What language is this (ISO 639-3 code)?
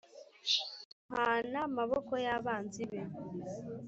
kin